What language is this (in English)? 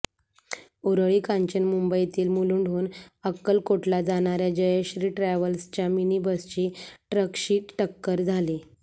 Marathi